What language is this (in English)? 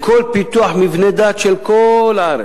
Hebrew